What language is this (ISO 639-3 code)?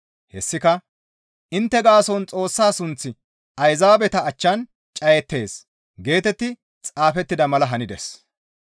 gmv